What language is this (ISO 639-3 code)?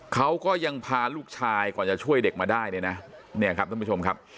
tha